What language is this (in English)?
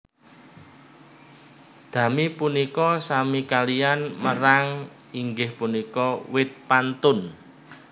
Javanese